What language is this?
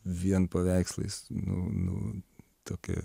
Lithuanian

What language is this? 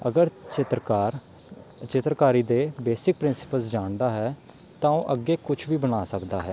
Punjabi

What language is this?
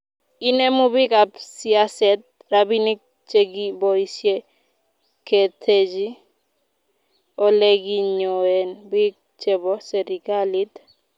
Kalenjin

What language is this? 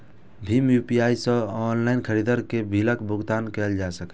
Maithili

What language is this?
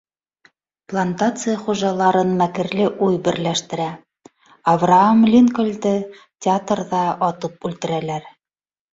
Bashkir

